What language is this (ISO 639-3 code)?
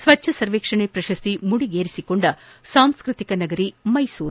kan